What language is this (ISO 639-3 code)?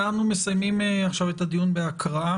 heb